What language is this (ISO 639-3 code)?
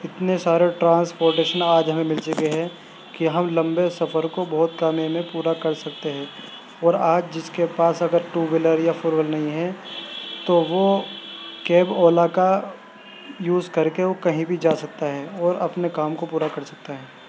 urd